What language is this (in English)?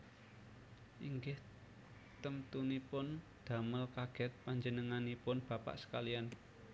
Javanese